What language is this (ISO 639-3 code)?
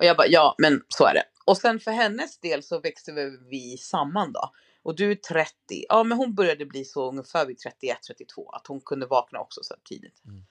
swe